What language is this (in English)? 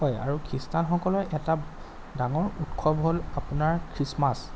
Assamese